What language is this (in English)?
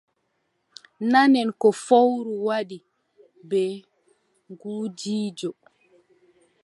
Adamawa Fulfulde